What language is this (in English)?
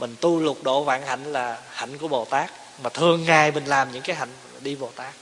Vietnamese